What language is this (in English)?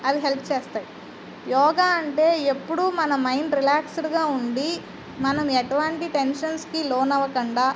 Telugu